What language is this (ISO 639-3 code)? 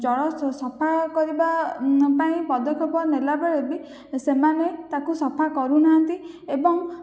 ori